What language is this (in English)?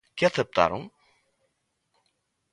Galician